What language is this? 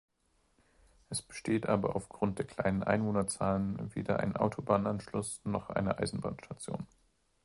German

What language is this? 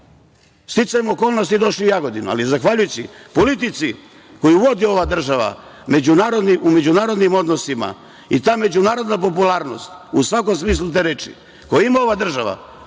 Serbian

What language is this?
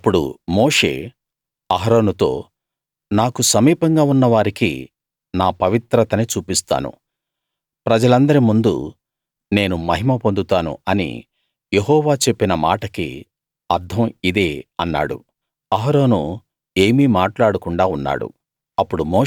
Telugu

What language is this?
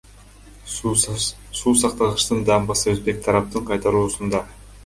Kyrgyz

